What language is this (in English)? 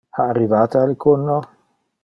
Interlingua